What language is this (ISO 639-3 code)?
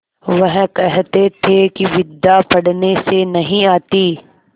hin